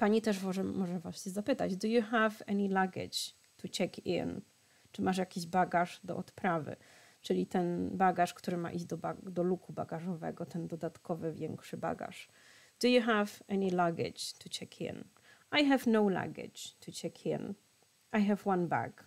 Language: Polish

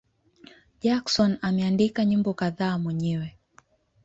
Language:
Swahili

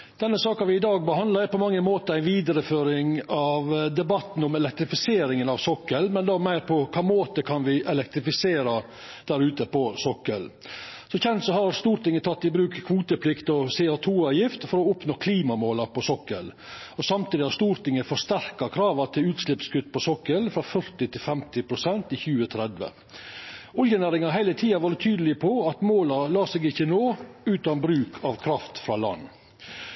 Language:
Norwegian Nynorsk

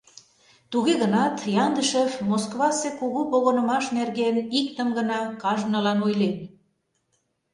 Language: Mari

